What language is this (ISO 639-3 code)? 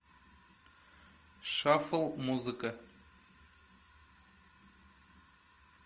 rus